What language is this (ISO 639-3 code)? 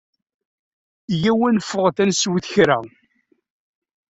kab